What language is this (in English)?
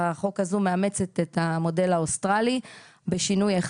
Hebrew